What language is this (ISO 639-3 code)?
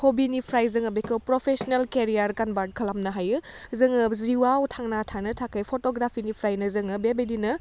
brx